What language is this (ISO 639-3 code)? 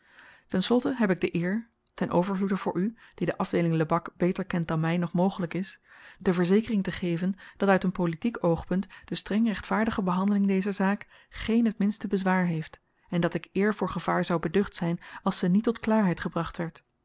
nld